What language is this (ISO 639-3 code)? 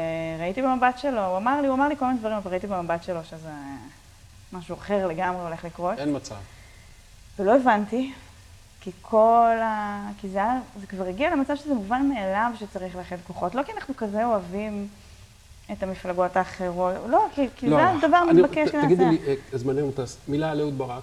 heb